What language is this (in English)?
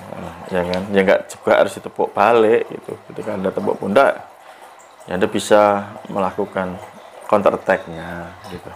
Indonesian